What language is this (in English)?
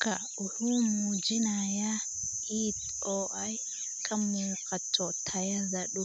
Somali